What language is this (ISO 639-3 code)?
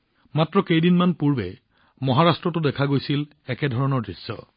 asm